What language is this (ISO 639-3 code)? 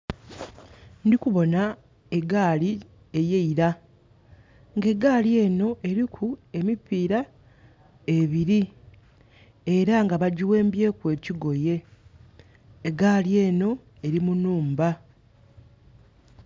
xog